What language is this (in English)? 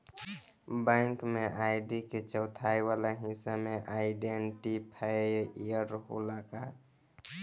Bhojpuri